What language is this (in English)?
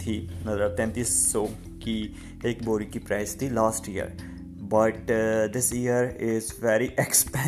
Urdu